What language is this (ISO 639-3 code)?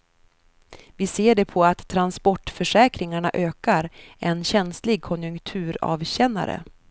swe